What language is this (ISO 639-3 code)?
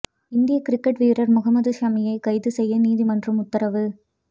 tam